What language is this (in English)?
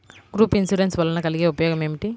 Telugu